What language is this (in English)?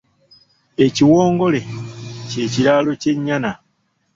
Ganda